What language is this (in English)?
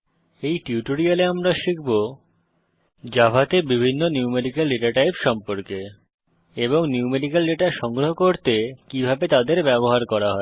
Bangla